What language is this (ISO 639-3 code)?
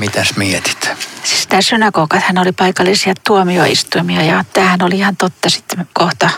fin